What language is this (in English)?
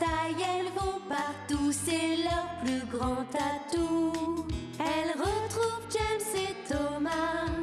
French